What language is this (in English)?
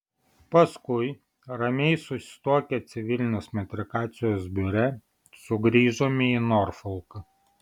Lithuanian